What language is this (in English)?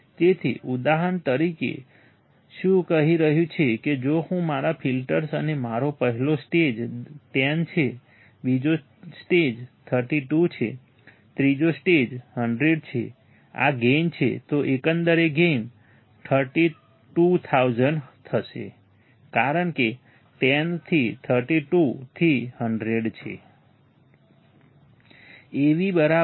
Gujarati